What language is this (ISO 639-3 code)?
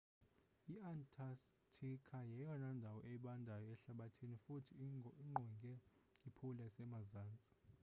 xho